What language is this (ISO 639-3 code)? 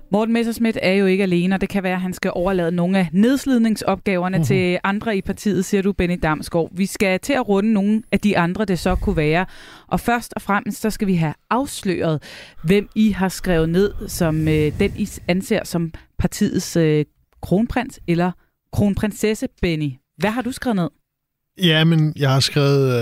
dan